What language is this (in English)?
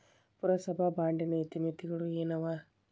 Kannada